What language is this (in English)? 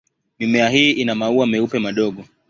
Swahili